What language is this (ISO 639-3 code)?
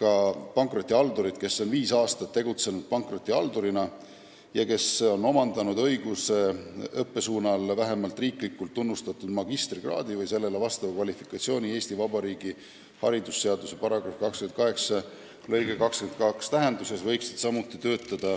est